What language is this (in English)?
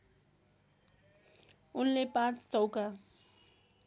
Nepali